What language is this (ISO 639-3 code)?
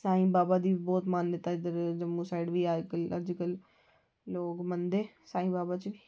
doi